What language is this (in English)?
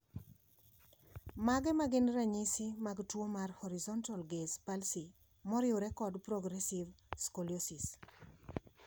Luo (Kenya and Tanzania)